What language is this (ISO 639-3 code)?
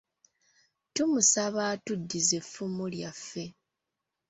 lug